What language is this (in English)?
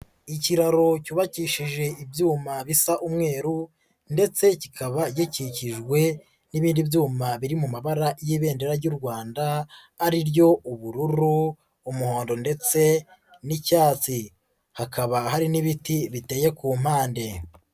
Kinyarwanda